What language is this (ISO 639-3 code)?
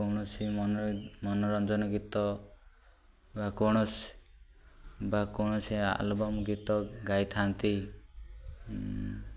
ori